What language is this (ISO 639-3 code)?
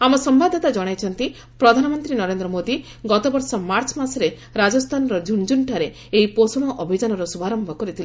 ori